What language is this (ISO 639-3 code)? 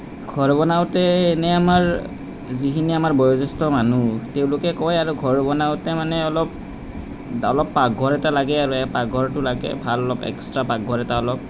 asm